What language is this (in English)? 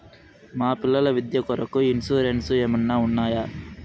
Telugu